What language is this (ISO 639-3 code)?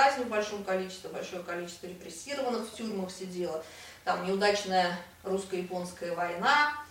rus